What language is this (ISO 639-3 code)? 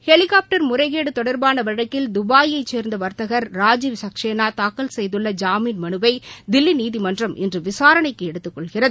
tam